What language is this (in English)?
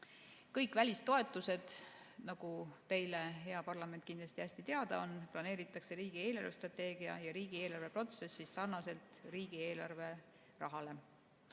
Estonian